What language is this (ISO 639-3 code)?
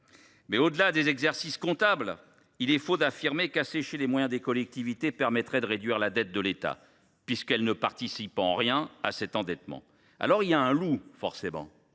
fra